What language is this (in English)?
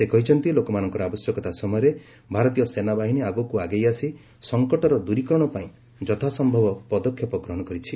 Odia